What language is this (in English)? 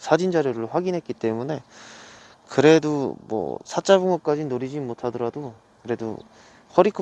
Korean